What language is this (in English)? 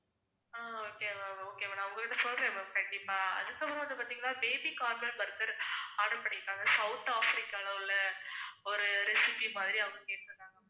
Tamil